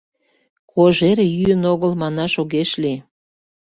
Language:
Mari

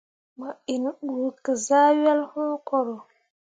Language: Mundang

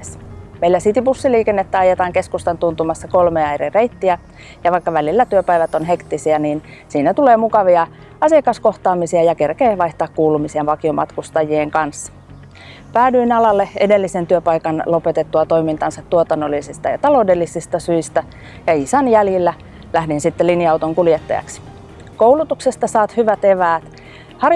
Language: Finnish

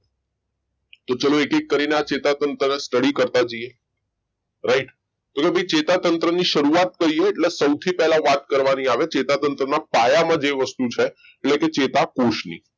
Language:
Gujarati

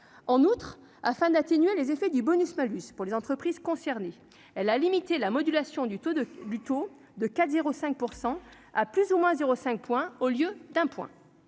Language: French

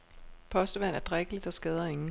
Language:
Danish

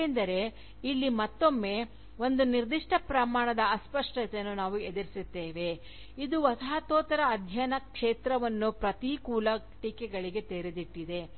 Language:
Kannada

